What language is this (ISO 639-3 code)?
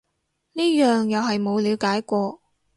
yue